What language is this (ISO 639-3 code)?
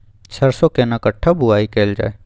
mai